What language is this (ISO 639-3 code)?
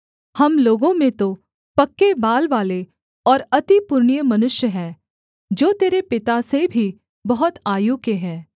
hin